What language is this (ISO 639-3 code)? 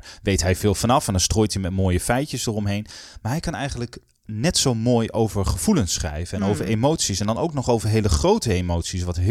nld